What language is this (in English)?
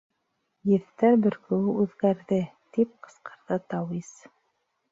Bashkir